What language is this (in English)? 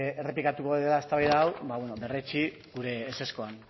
Basque